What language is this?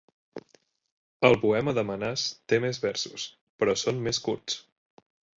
Catalan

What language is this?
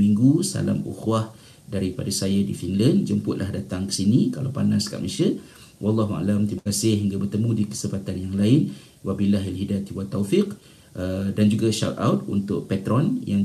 Malay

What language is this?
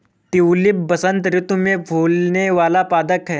Hindi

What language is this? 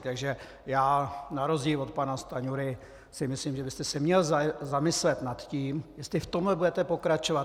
Czech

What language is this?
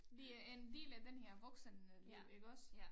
Danish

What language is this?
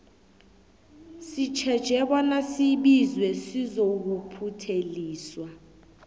South Ndebele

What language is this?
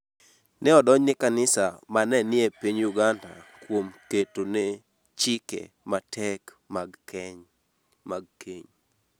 Luo (Kenya and Tanzania)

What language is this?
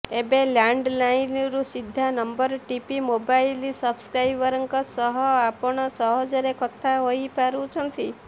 Odia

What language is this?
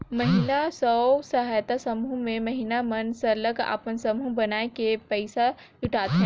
Chhattisgarhi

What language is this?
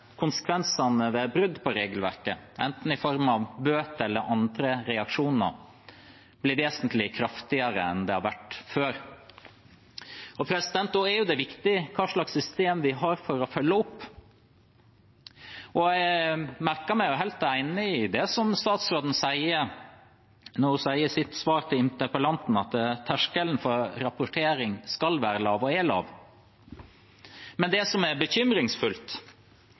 Norwegian Bokmål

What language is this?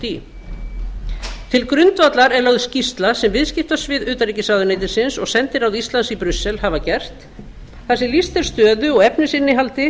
Icelandic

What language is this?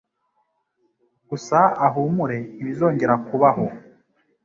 Kinyarwanda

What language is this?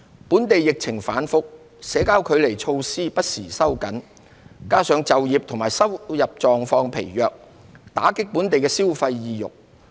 Cantonese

